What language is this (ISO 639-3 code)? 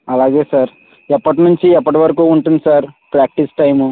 tel